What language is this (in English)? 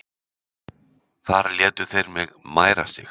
Icelandic